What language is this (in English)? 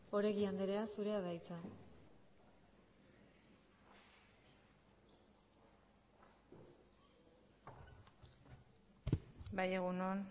Basque